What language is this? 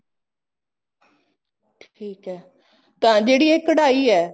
Punjabi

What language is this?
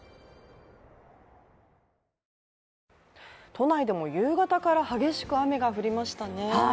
Japanese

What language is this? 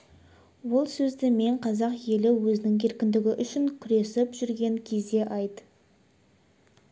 Kazakh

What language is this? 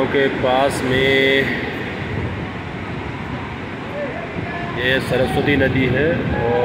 Hindi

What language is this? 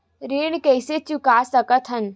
Chhattisgarhi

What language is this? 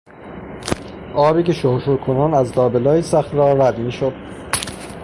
Persian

